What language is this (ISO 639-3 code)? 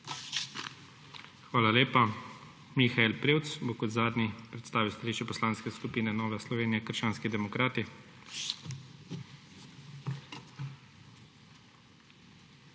slv